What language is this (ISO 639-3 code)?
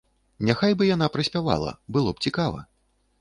bel